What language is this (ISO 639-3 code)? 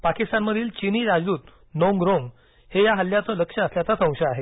mar